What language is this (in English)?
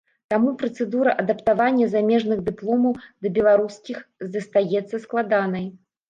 Belarusian